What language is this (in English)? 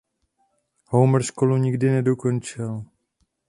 Czech